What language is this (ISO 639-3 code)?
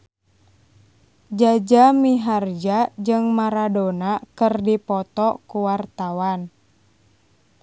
sun